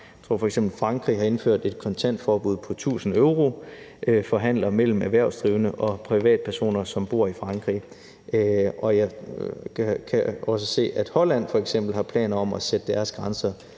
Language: Danish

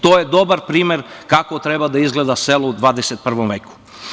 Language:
Serbian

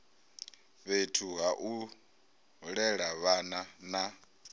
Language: Venda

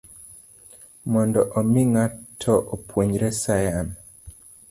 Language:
Luo (Kenya and Tanzania)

